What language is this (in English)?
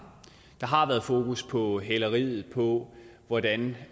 Danish